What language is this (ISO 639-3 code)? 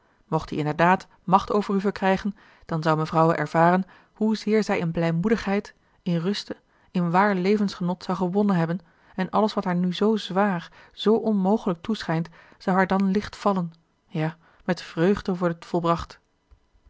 nld